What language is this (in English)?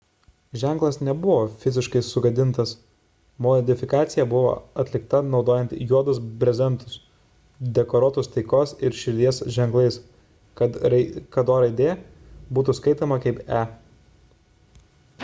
Lithuanian